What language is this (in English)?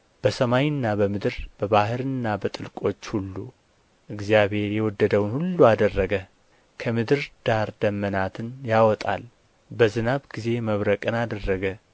Amharic